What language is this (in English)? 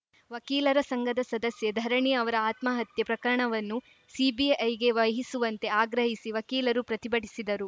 Kannada